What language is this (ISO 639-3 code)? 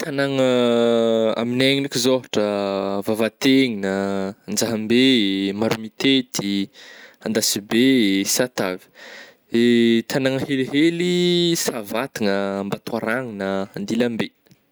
bmm